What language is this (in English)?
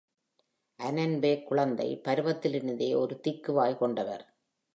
Tamil